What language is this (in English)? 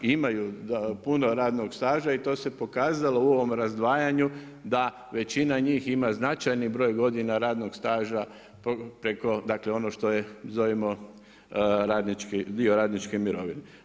Croatian